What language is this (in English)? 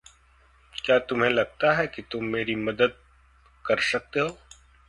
Hindi